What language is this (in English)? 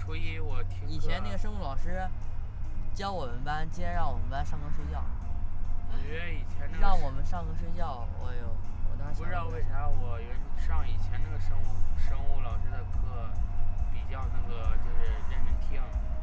Chinese